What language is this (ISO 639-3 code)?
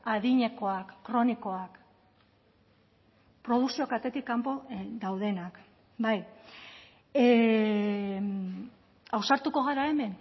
eus